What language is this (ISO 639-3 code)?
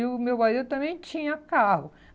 por